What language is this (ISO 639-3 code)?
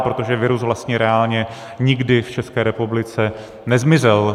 ces